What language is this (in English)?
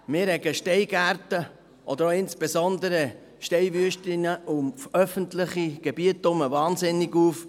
Swiss German